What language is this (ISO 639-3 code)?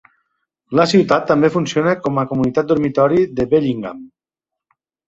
cat